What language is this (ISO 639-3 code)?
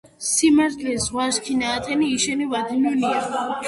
kat